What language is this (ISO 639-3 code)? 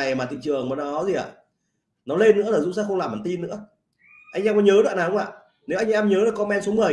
vie